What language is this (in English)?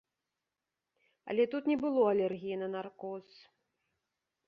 Belarusian